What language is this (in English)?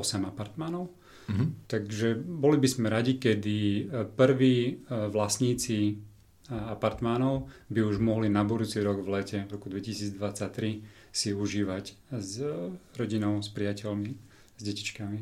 Slovak